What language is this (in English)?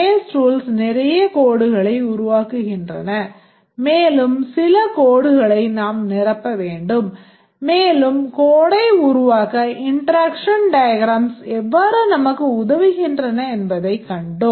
Tamil